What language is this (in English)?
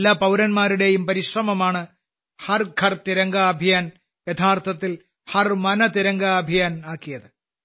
Malayalam